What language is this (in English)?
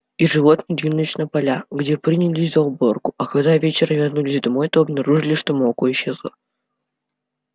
Russian